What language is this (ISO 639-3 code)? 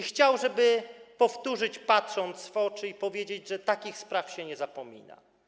pol